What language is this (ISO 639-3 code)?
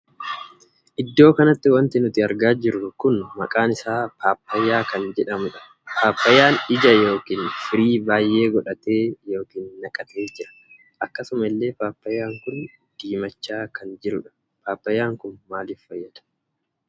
orm